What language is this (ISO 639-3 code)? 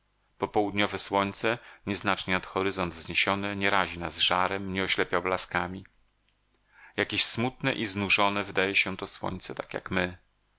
pol